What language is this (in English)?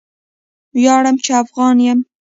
Pashto